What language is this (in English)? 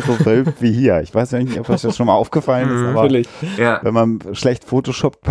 German